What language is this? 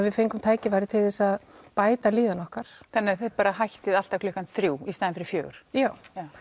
Icelandic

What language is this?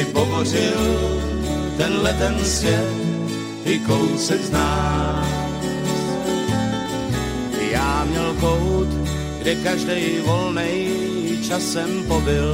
Slovak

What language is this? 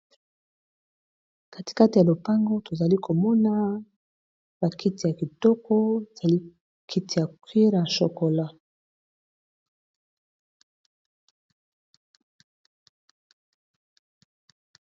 Lingala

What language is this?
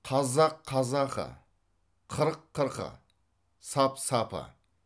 Kazakh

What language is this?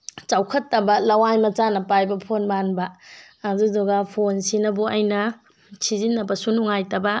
Manipuri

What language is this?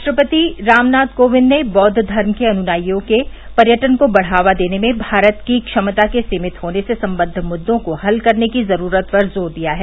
Hindi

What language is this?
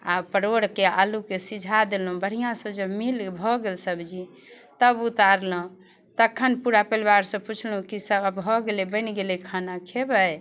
Maithili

